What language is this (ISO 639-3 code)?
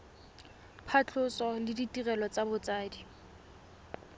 tsn